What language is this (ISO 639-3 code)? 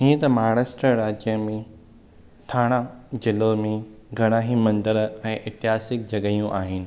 snd